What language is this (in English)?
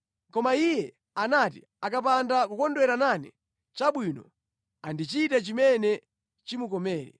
Nyanja